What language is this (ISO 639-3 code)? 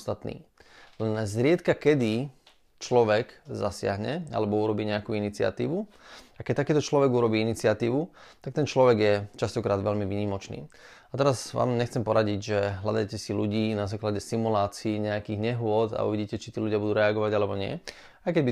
slk